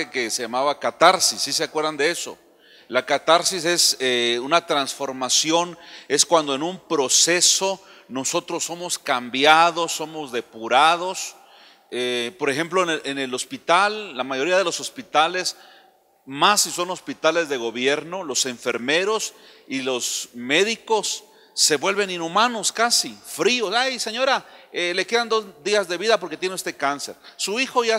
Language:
Spanish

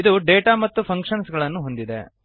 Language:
Kannada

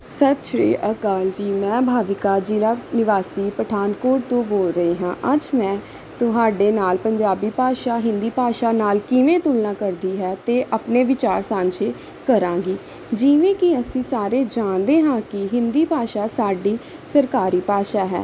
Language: Punjabi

